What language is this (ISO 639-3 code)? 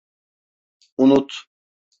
tur